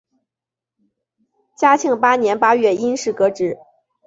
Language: Chinese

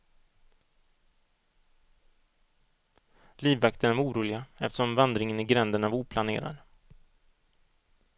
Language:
Swedish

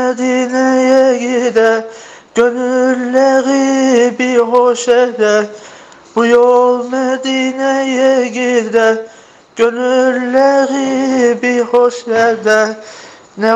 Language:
Turkish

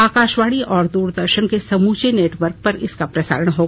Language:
Hindi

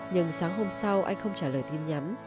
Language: Vietnamese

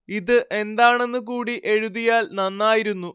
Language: Malayalam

